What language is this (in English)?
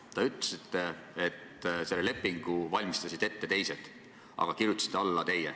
Estonian